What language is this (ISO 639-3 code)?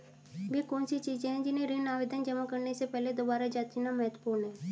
hin